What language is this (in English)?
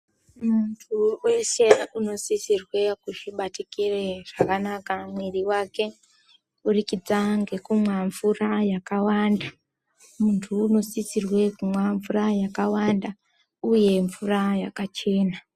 Ndau